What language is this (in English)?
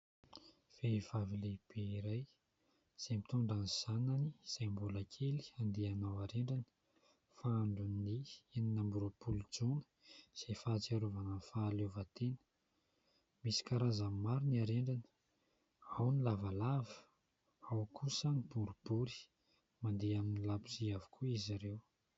Malagasy